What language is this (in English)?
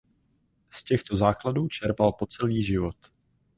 Czech